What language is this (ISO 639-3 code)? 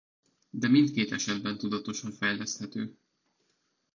hun